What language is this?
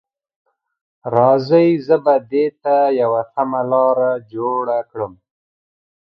Pashto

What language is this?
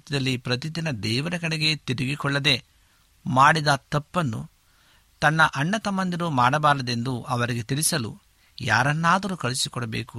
Kannada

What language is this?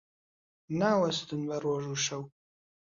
Central Kurdish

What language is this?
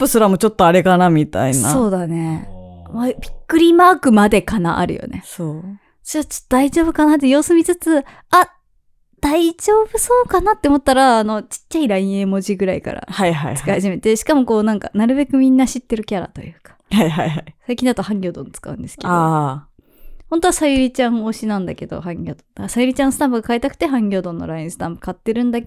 Japanese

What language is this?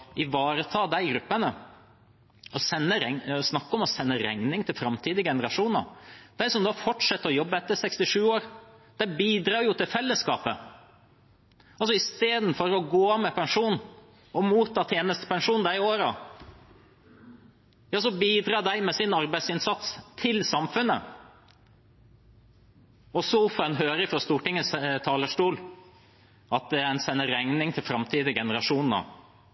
Norwegian Bokmål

